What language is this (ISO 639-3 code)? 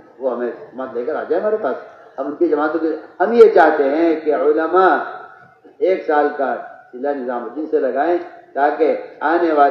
ara